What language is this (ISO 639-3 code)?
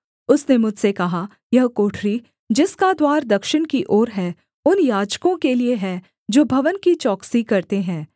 hin